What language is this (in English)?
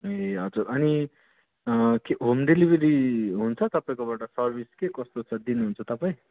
Nepali